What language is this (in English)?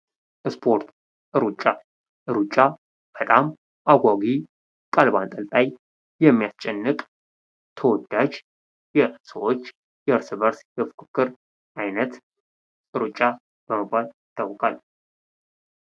Amharic